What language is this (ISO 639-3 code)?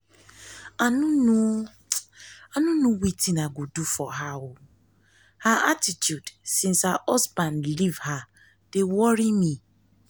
pcm